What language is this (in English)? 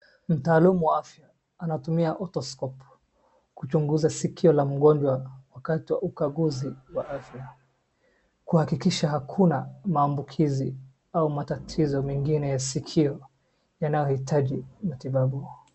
Swahili